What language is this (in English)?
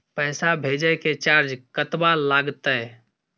Maithili